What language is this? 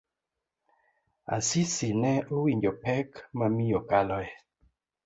Luo (Kenya and Tanzania)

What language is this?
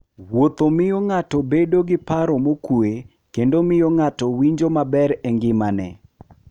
Luo (Kenya and Tanzania)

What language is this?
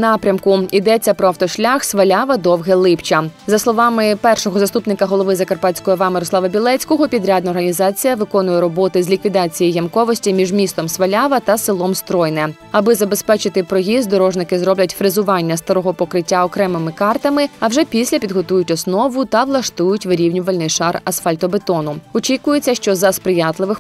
Ukrainian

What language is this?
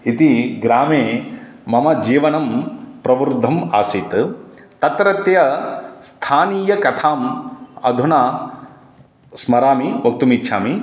Sanskrit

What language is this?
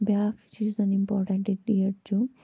Kashmiri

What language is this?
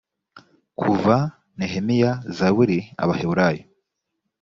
Kinyarwanda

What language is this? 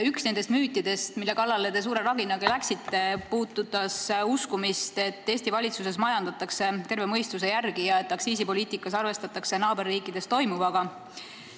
Estonian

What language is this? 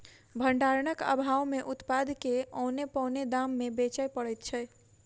Maithili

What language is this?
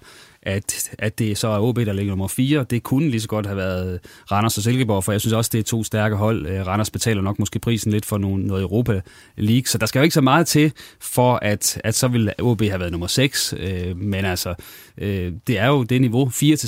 Danish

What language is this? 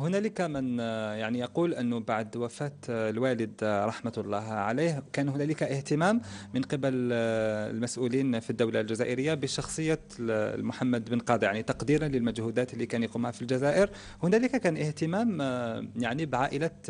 Arabic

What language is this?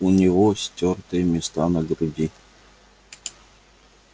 Russian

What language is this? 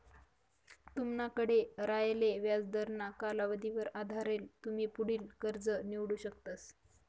Marathi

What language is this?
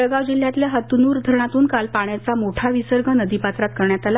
Marathi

